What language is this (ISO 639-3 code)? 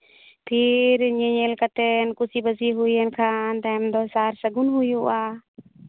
sat